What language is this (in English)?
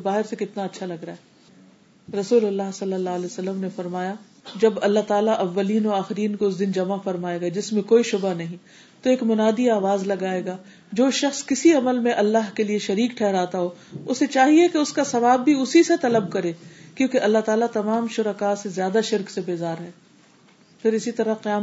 Urdu